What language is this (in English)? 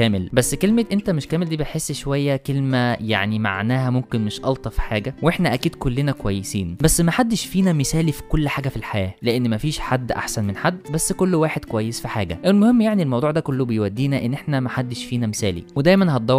Arabic